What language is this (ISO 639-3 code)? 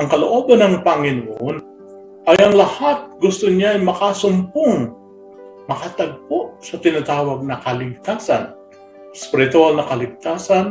fil